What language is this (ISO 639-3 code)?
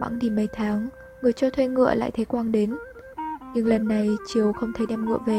vie